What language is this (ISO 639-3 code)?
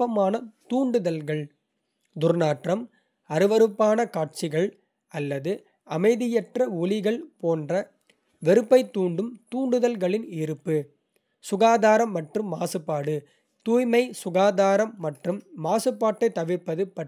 kfe